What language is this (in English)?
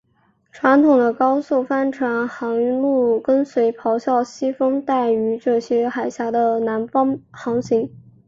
Chinese